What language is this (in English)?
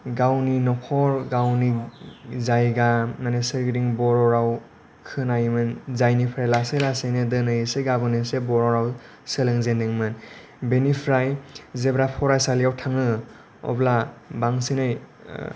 Bodo